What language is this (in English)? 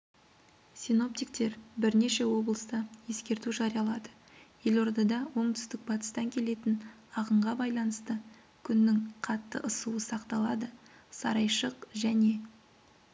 Kazakh